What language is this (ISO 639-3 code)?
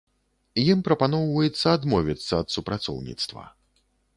bel